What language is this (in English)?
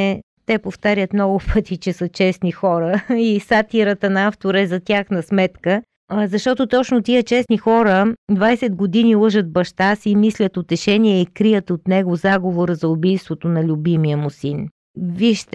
Bulgarian